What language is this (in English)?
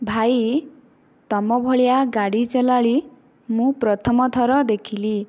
Odia